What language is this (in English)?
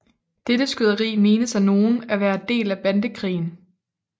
Danish